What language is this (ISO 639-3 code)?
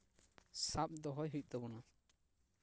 sat